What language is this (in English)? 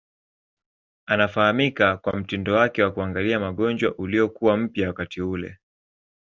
Swahili